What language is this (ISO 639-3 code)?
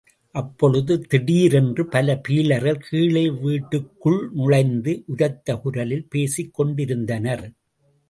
tam